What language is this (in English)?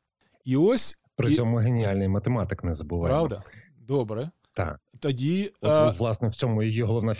Ukrainian